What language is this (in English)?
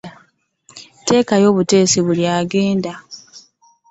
Ganda